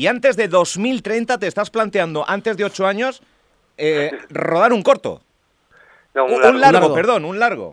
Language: Spanish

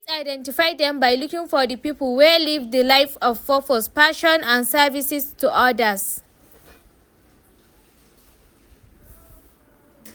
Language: Nigerian Pidgin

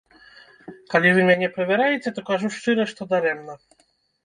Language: Belarusian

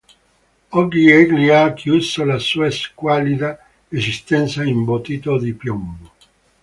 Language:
Italian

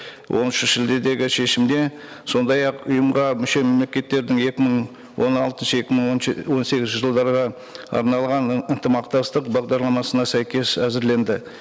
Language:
Kazakh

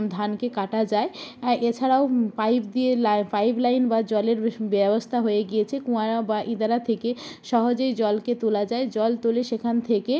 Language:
Bangla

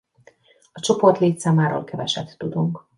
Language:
Hungarian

